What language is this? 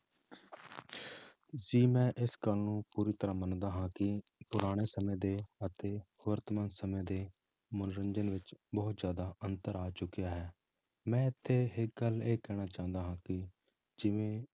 Punjabi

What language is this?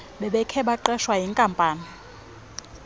Xhosa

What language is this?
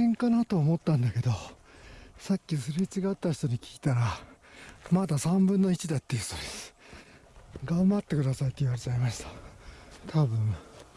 Japanese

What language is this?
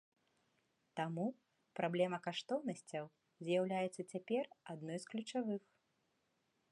Belarusian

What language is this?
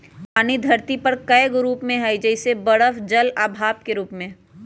Magahi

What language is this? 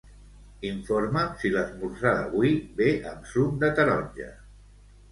Catalan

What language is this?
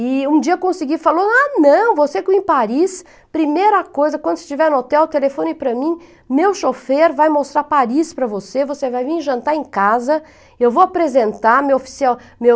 Portuguese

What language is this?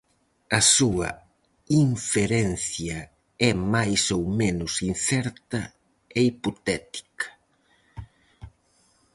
Galician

